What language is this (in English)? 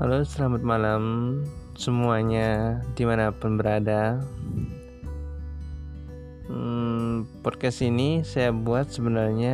Indonesian